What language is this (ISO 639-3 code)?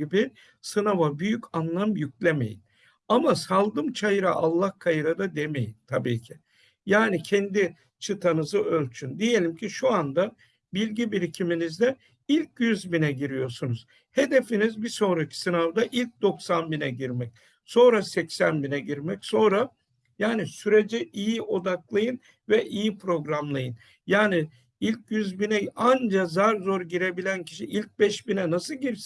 tur